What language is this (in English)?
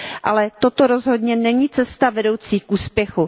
Czech